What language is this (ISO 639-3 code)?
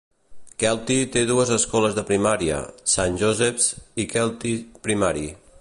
cat